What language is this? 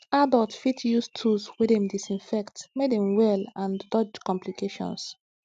Nigerian Pidgin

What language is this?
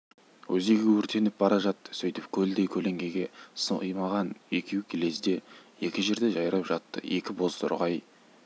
Kazakh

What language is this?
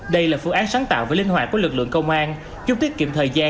Vietnamese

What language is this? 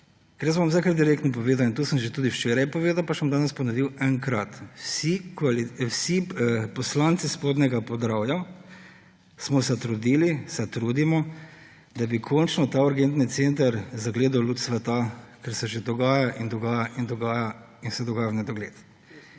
Slovenian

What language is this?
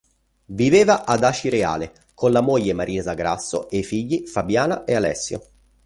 Italian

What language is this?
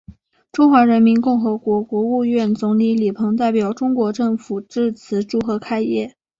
Chinese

